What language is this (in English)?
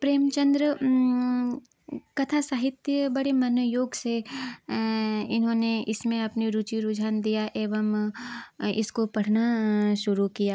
Hindi